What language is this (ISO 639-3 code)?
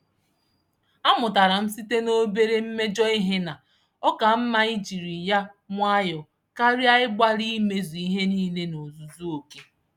ibo